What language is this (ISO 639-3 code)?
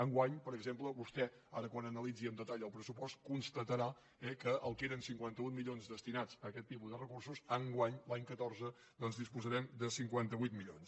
cat